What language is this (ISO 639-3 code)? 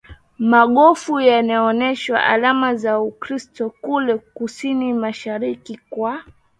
swa